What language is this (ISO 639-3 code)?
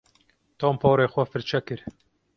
kur